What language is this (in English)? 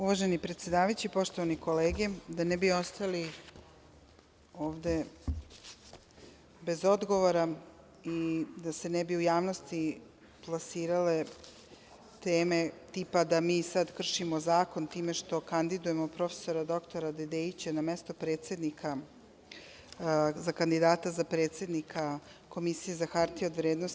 Serbian